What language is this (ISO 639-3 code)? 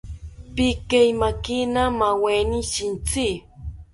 cpy